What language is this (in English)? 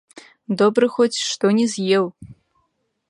Belarusian